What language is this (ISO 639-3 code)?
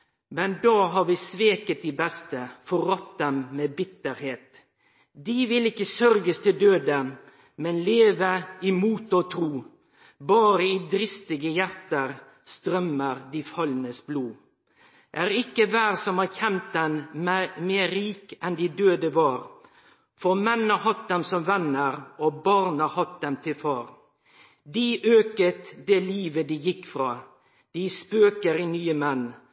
nno